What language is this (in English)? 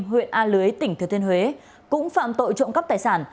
Vietnamese